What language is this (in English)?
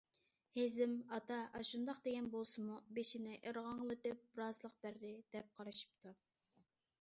Uyghur